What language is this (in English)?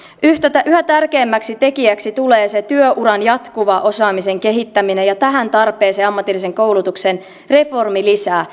Finnish